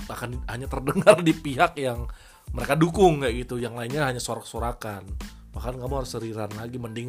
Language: Indonesian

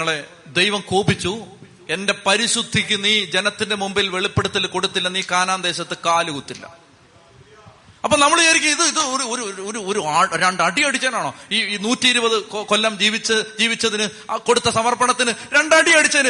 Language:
Malayalam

